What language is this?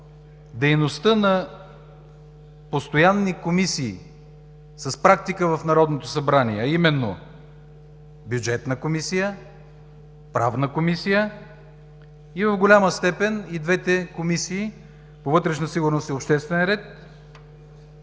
Bulgarian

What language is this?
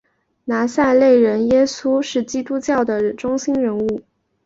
Chinese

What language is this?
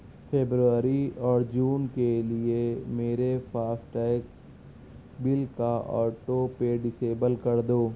Urdu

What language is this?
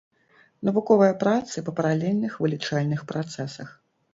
Belarusian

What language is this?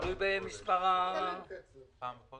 Hebrew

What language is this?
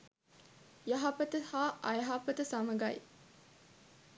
Sinhala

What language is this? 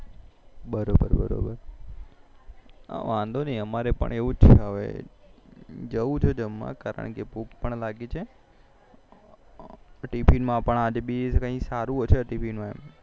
Gujarati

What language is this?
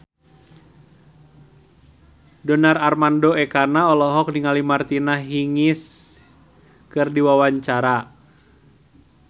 Sundanese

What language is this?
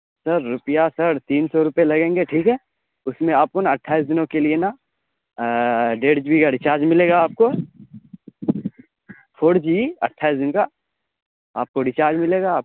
Urdu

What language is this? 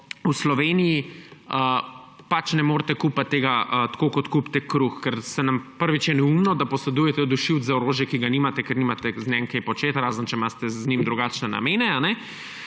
Slovenian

